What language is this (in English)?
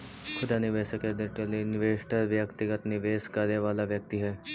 Magahi